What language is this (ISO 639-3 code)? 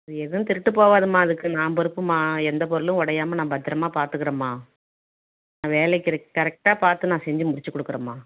tam